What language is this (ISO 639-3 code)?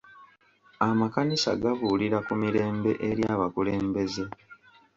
lug